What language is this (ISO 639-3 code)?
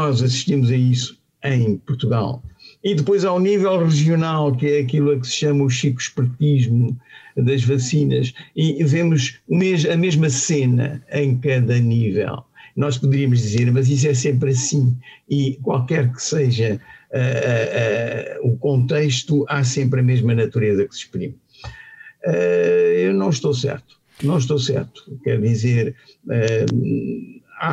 por